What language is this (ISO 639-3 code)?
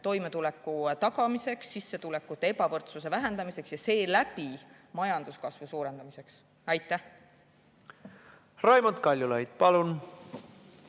est